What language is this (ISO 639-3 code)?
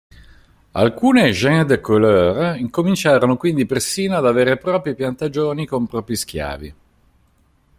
ita